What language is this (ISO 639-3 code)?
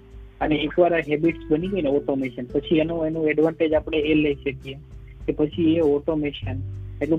guj